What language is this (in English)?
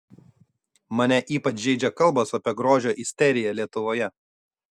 Lithuanian